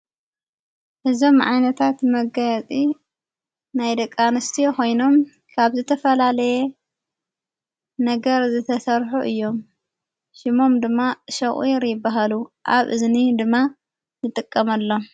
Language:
Tigrinya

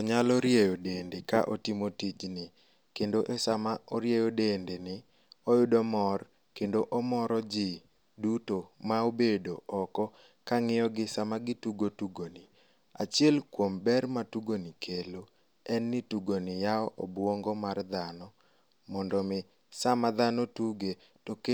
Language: Luo (Kenya and Tanzania)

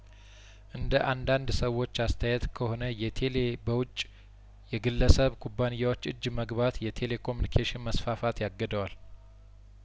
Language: Amharic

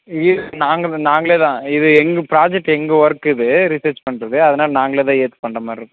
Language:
Tamil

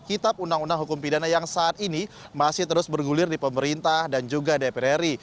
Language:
Indonesian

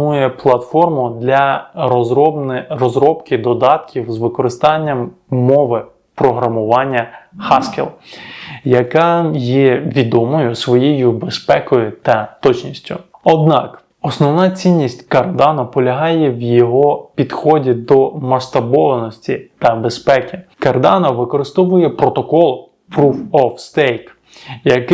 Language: Ukrainian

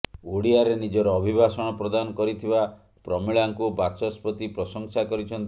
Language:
Odia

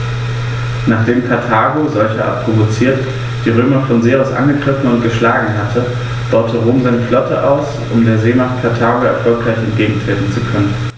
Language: German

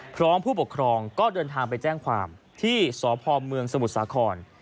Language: Thai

